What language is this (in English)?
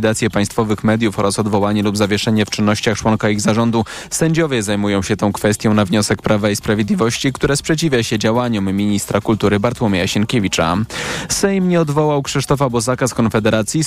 Polish